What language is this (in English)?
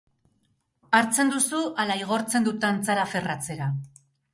Basque